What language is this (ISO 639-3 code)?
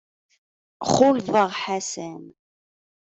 kab